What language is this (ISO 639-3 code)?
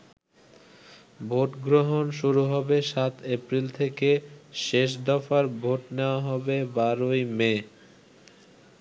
ben